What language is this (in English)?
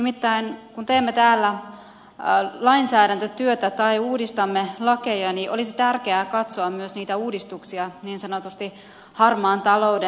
Finnish